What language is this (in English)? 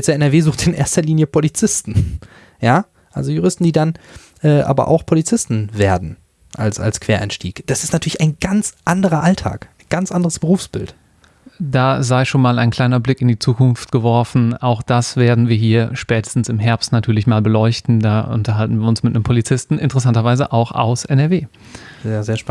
German